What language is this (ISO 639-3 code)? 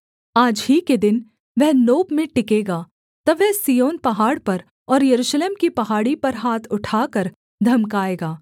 hin